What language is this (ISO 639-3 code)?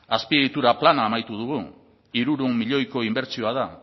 eus